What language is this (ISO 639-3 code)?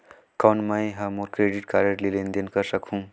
hne